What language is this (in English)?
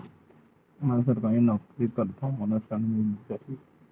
Chhattisgarhi